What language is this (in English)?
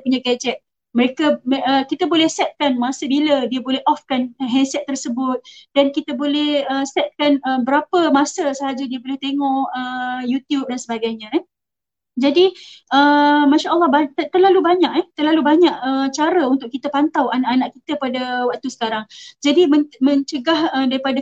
Malay